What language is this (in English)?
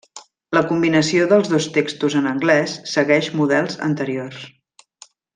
Catalan